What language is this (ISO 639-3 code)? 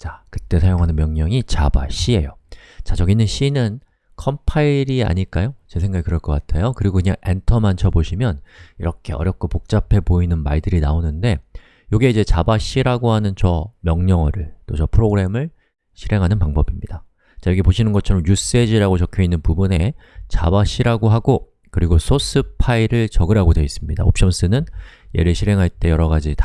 kor